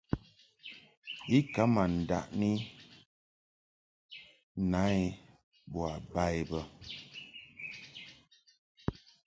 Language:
Mungaka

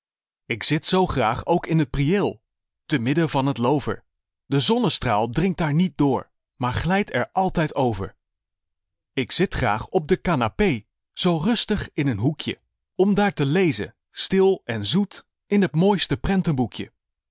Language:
Dutch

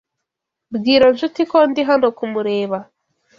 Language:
Kinyarwanda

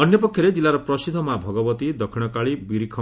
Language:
Odia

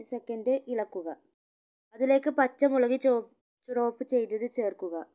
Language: Malayalam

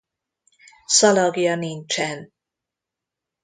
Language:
Hungarian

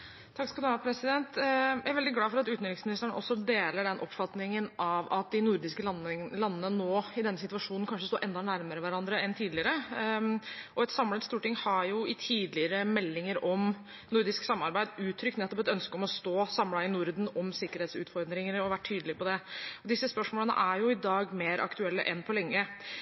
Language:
Norwegian Bokmål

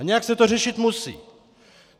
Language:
Czech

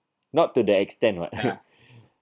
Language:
English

